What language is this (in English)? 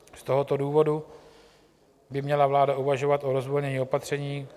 Czech